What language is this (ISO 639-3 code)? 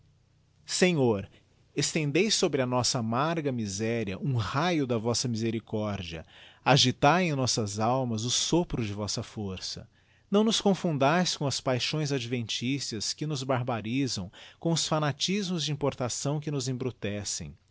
por